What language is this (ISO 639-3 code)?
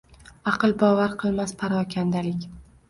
uzb